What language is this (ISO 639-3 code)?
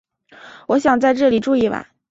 zho